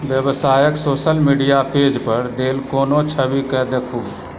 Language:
Maithili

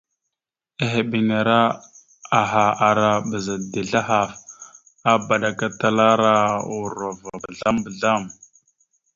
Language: Mada (Cameroon)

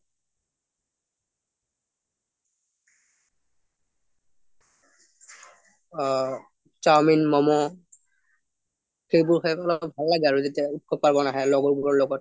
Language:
Assamese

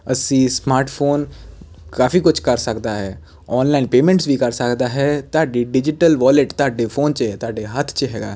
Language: Punjabi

